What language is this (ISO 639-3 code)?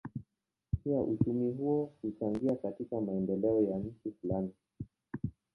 swa